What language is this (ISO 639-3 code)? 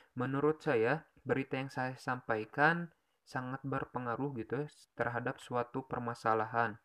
ind